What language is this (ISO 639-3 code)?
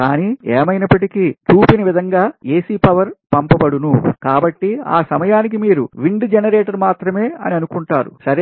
tel